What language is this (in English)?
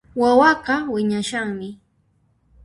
Puno Quechua